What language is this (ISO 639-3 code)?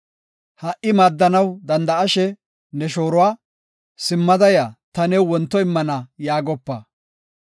gof